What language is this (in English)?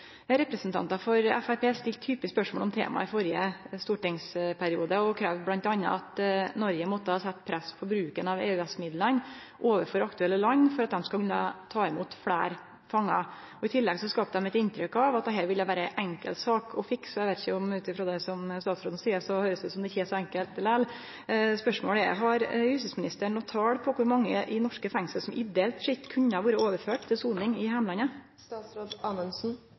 Norwegian Nynorsk